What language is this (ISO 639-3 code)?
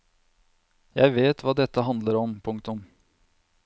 nor